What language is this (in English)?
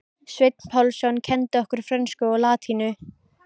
Icelandic